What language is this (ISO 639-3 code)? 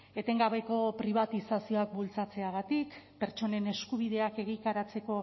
eus